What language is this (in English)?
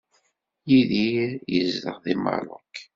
Kabyle